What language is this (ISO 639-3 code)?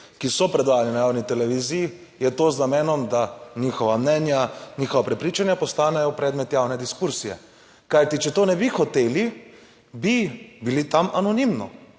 slv